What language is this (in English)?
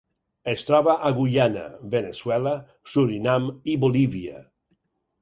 Catalan